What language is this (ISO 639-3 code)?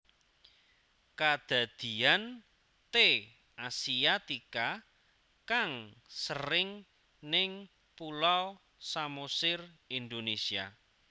jav